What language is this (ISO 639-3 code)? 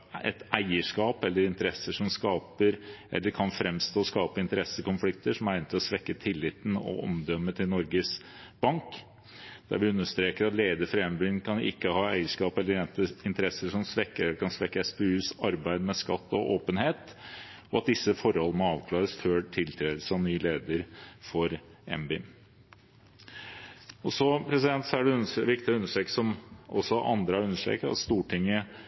nob